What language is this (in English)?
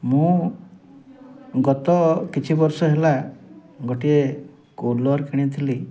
Odia